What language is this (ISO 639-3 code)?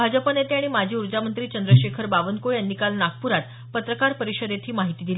mar